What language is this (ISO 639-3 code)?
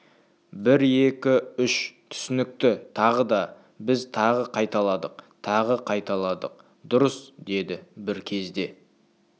kaz